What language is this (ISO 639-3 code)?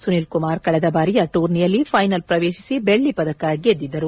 kan